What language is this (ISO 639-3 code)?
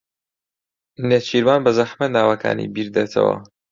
ckb